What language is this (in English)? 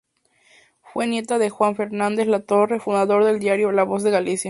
Spanish